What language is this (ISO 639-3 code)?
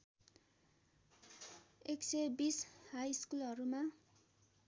nep